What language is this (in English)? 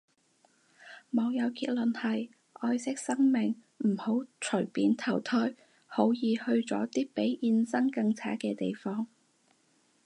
Cantonese